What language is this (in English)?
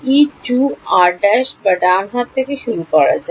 Bangla